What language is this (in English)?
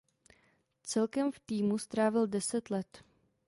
Czech